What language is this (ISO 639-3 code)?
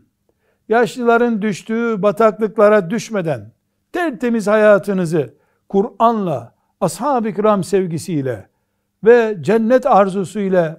tur